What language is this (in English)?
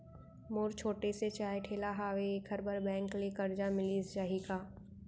Chhattisgarhi